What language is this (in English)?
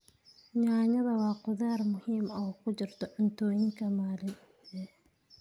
Somali